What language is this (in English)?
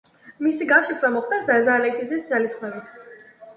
Georgian